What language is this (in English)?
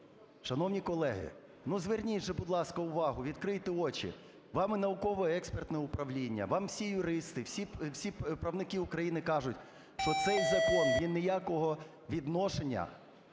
Ukrainian